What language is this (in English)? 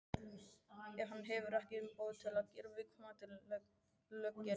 Icelandic